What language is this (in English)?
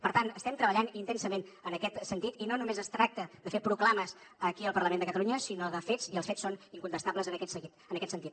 Catalan